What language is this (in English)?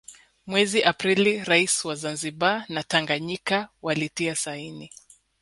Swahili